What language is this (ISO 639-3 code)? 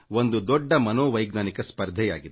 kan